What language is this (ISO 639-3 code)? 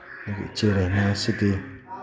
mni